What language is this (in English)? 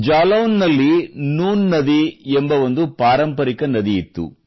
Kannada